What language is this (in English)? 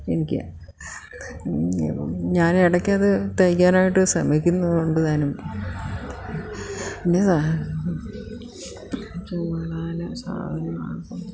Malayalam